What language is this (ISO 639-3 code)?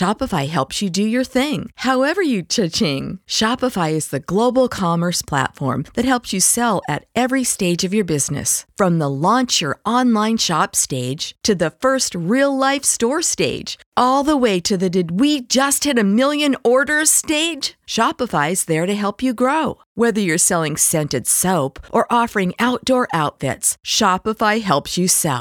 spa